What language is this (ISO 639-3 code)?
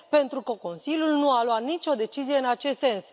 ron